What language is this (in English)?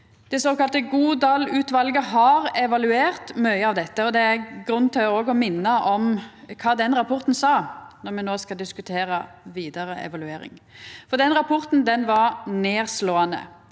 Norwegian